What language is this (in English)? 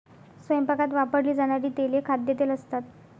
Marathi